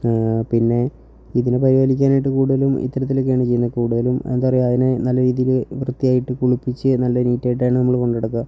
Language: Malayalam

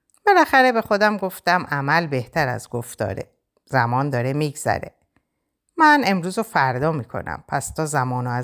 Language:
Persian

